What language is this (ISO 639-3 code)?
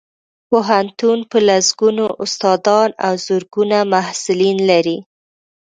pus